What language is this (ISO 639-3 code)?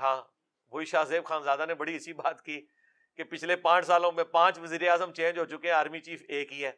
urd